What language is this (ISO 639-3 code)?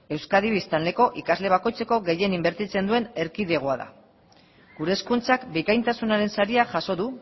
eus